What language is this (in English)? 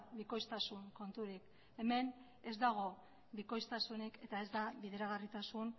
Basque